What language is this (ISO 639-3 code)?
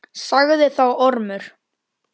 isl